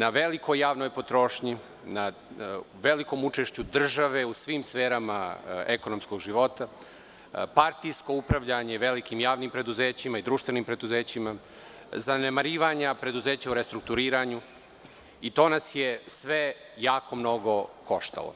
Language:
Serbian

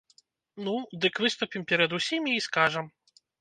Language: Belarusian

